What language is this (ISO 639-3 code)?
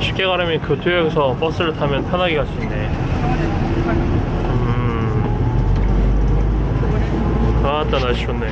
kor